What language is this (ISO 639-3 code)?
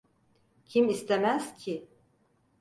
tur